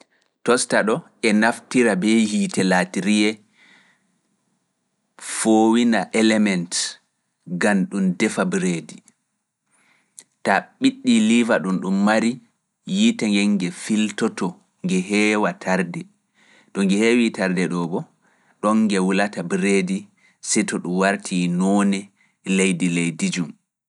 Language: Fula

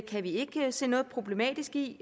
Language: Danish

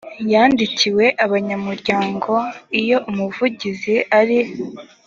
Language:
Kinyarwanda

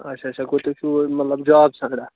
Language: Kashmiri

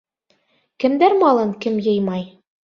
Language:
Bashkir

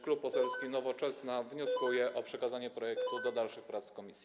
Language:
Polish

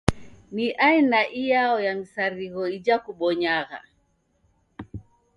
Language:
Taita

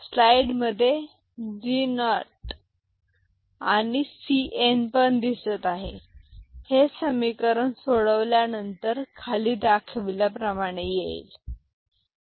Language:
Marathi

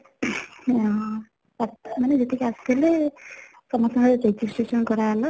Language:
Odia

